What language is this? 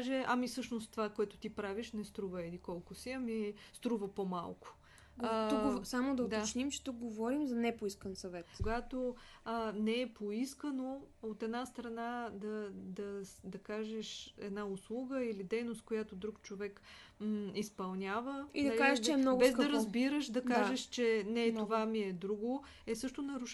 Bulgarian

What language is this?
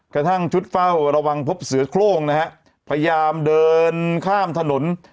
Thai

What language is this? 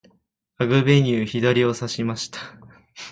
Japanese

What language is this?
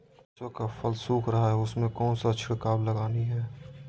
Magahi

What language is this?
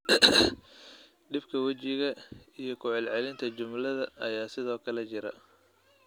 Somali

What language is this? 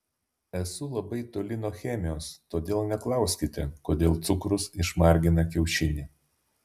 Lithuanian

